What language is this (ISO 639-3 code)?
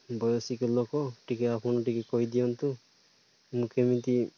ori